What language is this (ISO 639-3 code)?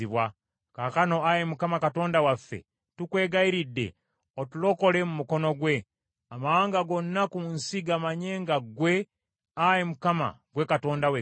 lug